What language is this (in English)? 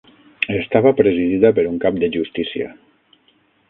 Catalan